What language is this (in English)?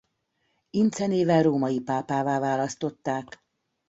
Hungarian